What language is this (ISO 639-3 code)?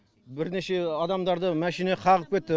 kaz